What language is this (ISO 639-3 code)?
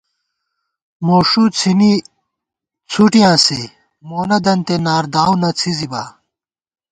gwt